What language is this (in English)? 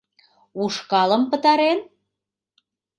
Mari